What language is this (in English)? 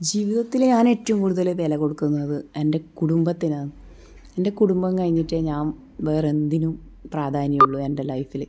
Malayalam